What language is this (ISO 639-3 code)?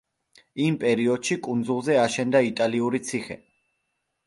kat